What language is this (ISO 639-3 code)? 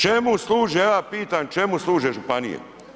hrv